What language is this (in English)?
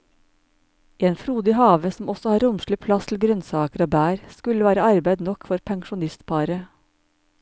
Norwegian